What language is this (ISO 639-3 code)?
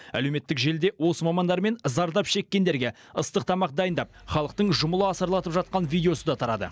kaz